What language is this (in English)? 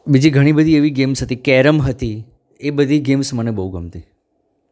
Gujarati